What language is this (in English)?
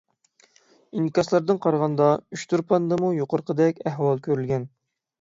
Uyghur